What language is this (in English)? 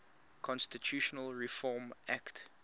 English